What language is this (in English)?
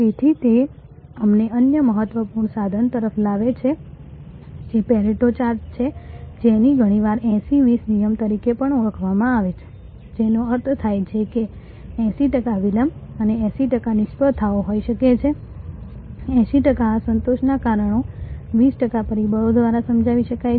Gujarati